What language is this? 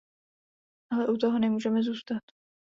Czech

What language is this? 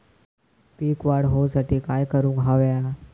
Marathi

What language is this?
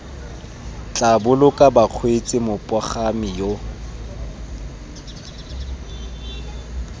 Tswana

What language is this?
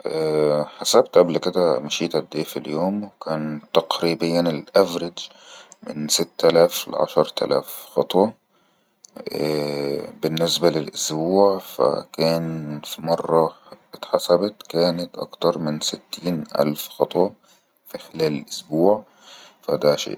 Egyptian Arabic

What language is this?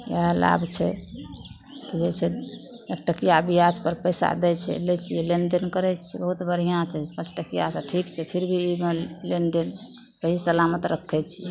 Maithili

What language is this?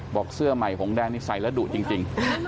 Thai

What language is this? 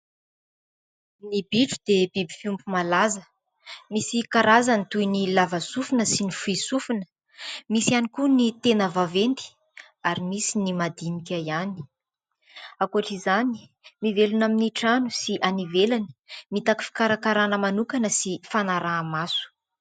Malagasy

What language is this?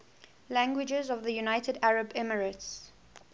English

